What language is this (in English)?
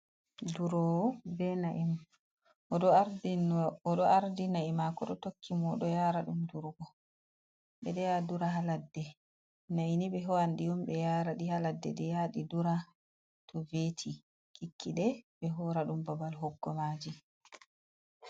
Fula